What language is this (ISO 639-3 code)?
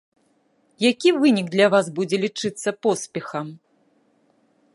bel